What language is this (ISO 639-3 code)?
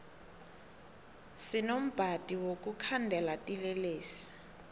nbl